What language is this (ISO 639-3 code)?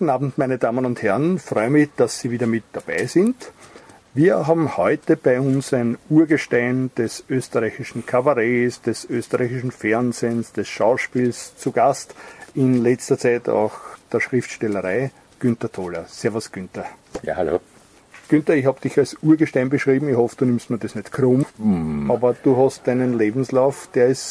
deu